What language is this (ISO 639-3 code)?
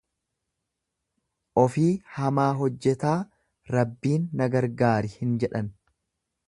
orm